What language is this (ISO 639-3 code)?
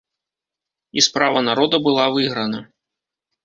bel